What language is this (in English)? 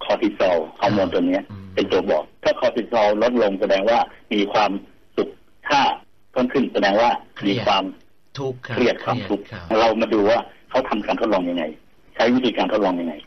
Thai